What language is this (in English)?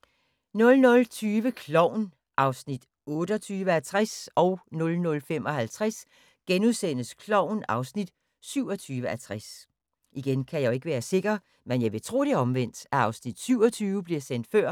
Danish